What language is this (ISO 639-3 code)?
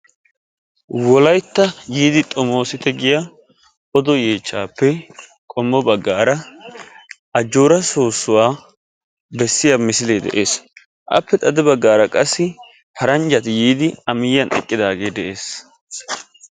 wal